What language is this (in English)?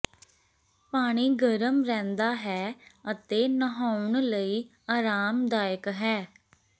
Punjabi